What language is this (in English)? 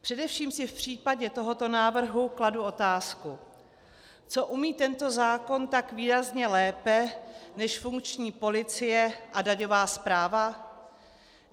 Czech